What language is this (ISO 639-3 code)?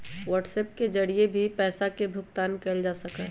mag